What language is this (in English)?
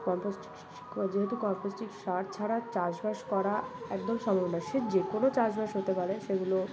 Bangla